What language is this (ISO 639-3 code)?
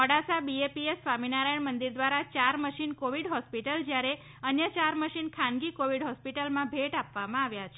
guj